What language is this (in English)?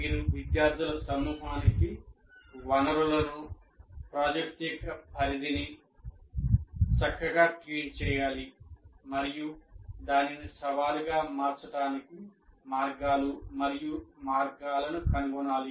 Telugu